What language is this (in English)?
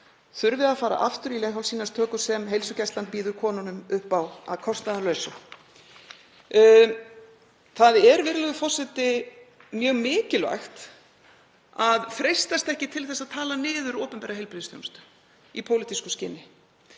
Icelandic